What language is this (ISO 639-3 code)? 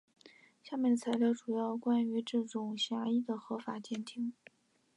zho